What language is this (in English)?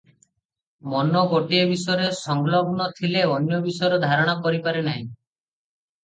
Odia